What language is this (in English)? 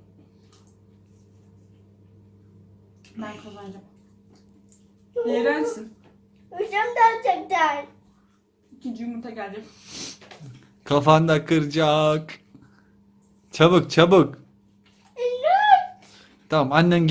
Turkish